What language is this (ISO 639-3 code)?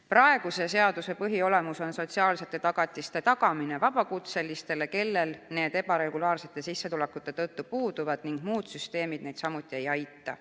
est